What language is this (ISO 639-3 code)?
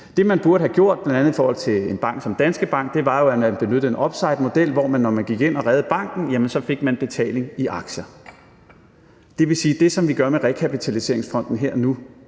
dan